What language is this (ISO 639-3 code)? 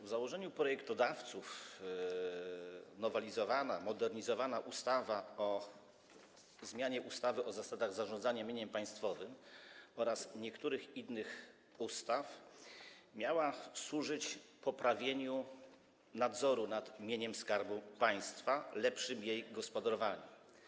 pol